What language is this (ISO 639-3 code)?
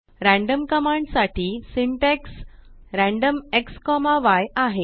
mar